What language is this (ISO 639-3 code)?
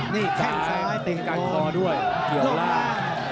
tha